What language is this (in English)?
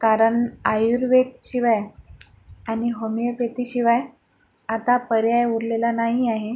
Marathi